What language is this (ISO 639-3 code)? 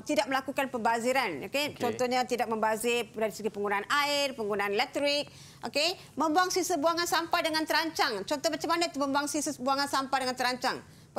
msa